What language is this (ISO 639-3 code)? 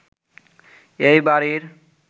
ben